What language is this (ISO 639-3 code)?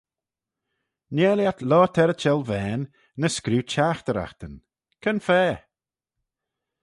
glv